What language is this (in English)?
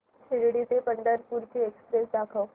Marathi